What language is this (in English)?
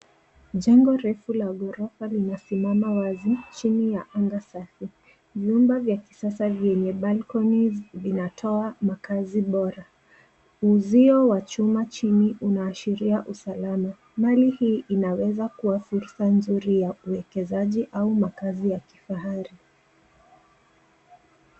Swahili